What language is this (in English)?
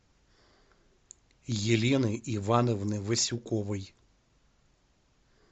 Russian